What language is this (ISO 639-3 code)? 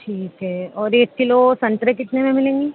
urd